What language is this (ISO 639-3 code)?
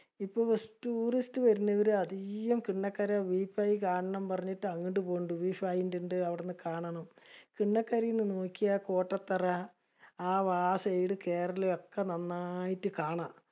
mal